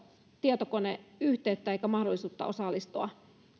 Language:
Finnish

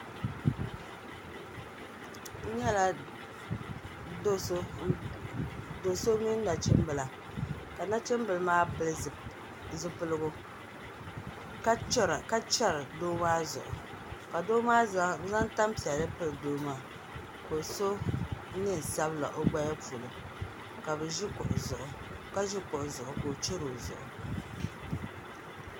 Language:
Dagbani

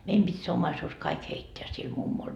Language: Finnish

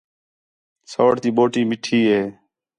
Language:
Khetrani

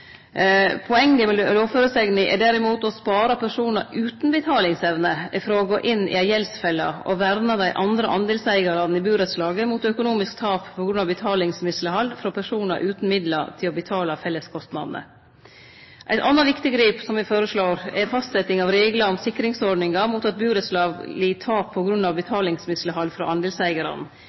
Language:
Norwegian Nynorsk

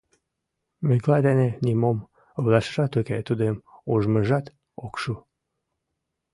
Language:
Mari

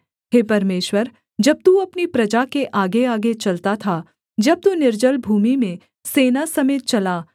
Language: Hindi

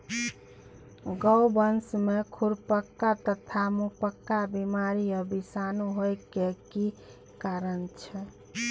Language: Maithili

